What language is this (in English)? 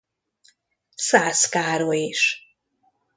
Hungarian